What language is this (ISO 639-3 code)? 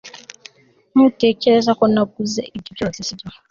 kin